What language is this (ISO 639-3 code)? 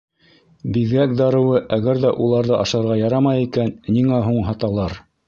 bak